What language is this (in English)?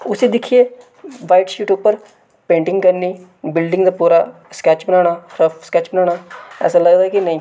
Dogri